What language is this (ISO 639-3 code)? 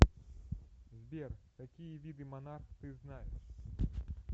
rus